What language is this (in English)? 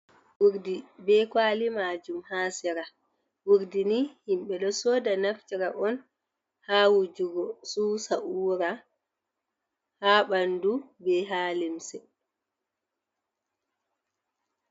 Fula